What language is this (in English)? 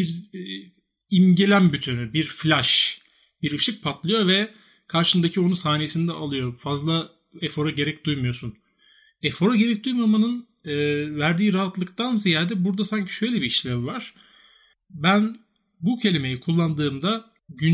Turkish